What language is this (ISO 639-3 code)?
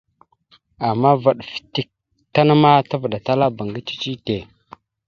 mxu